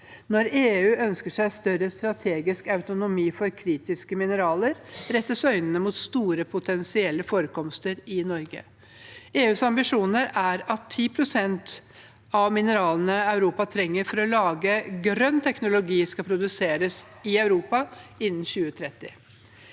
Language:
Norwegian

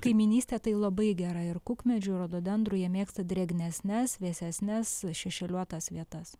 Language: Lithuanian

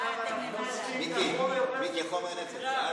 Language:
Hebrew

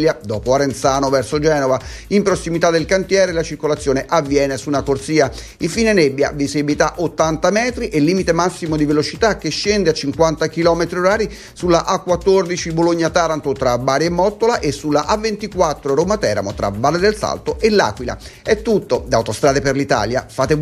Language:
Italian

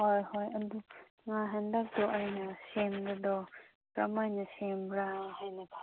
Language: Manipuri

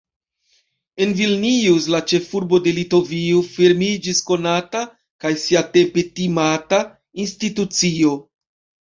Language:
Esperanto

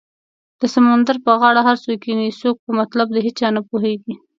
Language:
Pashto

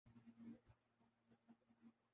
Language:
Urdu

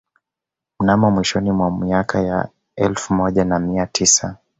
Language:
Swahili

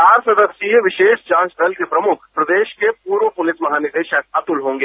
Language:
Hindi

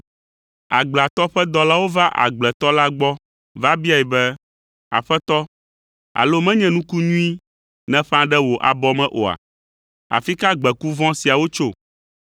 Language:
Ewe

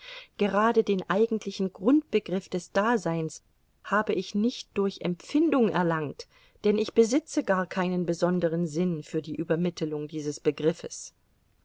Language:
German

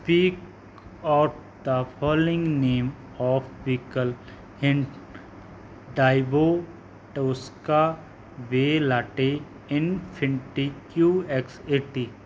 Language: Punjabi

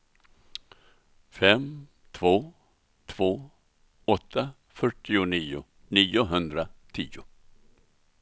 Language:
Swedish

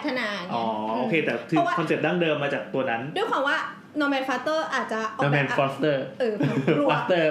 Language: Thai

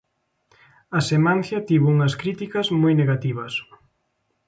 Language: Galician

